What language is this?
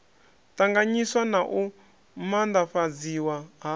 Venda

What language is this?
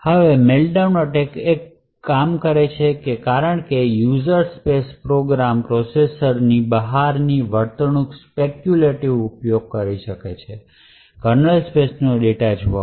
Gujarati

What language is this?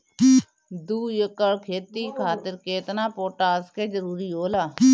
Bhojpuri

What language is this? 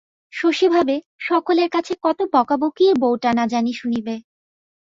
Bangla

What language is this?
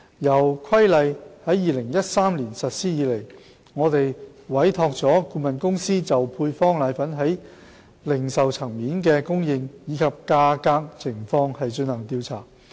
Cantonese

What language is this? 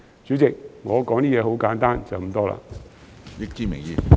Cantonese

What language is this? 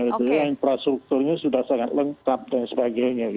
Indonesian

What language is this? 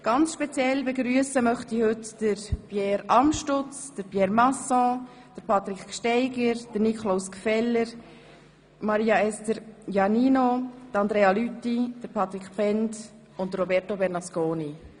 Swiss German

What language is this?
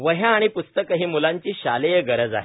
Marathi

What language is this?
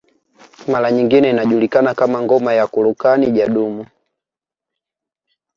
Swahili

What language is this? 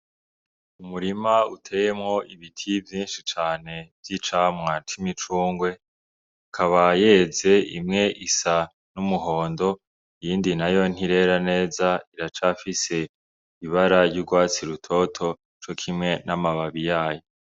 Rundi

